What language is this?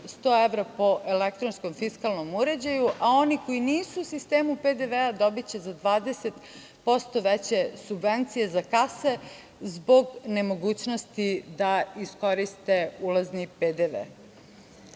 Serbian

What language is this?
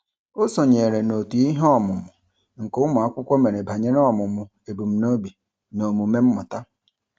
Igbo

